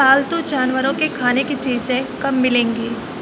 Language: Urdu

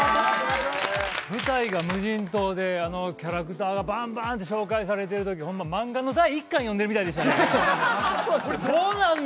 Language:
Japanese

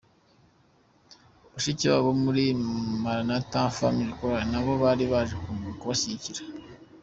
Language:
Kinyarwanda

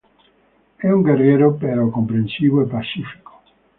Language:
Italian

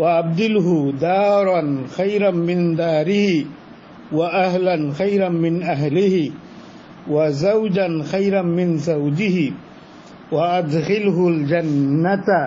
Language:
Hindi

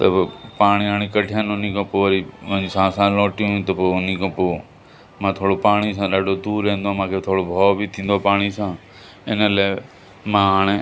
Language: Sindhi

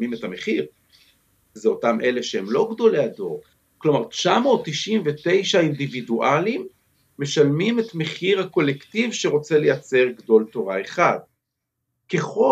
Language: Hebrew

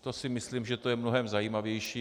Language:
Czech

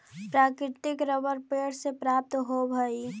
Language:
Magahi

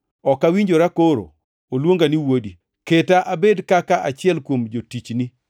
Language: Luo (Kenya and Tanzania)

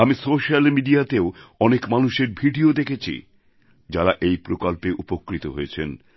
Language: Bangla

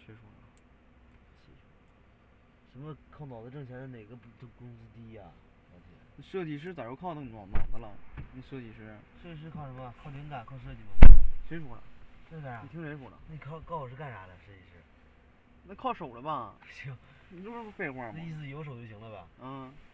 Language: Chinese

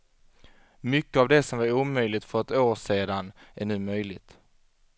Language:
Swedish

